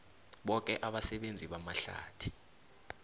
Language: South Ndebele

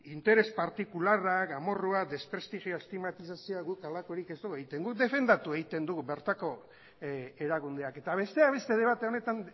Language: Basque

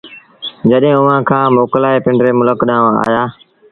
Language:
Sindhi Bhil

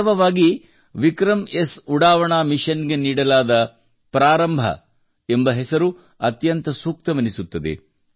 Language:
Kannada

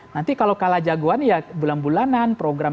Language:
Indonesian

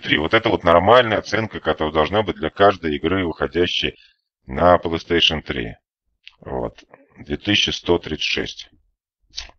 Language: Russian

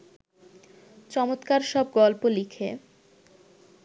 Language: Bangla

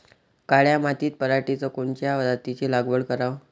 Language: Marathi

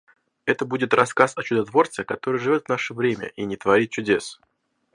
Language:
Russian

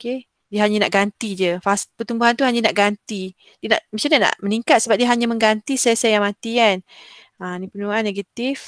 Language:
Malay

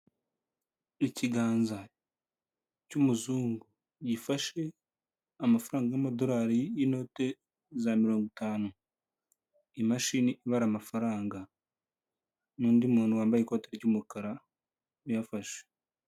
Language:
Kinyarwanda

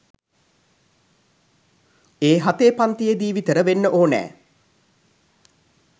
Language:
Sinhala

